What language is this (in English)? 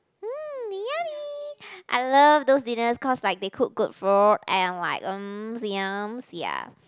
English